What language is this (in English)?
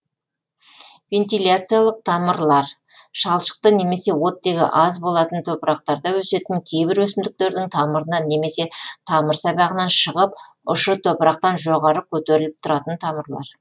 Kazakh